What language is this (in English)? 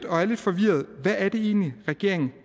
Danish